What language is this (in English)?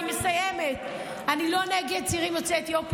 Hebrew